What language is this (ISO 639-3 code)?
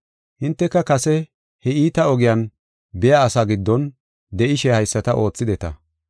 gof